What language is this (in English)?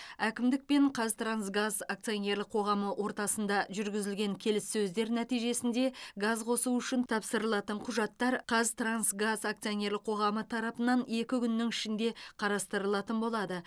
Kazakh